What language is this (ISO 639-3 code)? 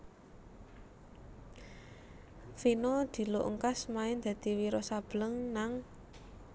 jav